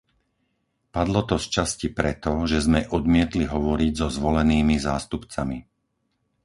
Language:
Slovak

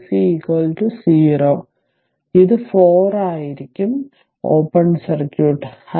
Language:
Malayalam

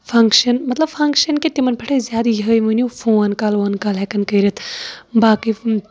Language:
Kashmiri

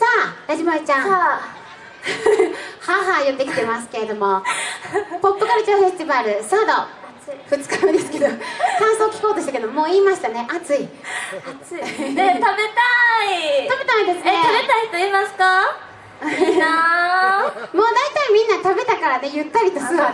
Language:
Japanese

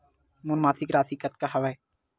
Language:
Chhattisgarhi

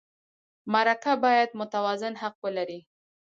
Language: Pashto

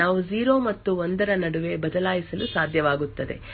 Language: Kannada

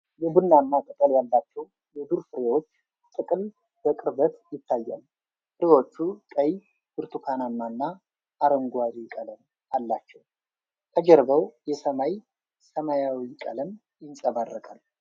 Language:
Amharic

